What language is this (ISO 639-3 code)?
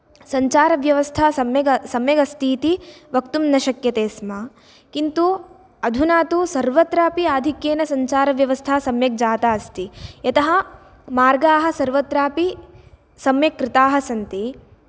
san